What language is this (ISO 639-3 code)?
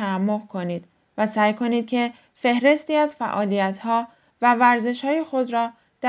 fas